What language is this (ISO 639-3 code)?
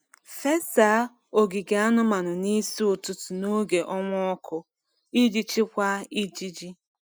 ibo